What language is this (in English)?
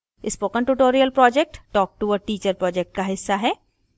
Hindi